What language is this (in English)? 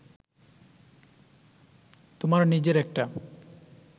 Bangla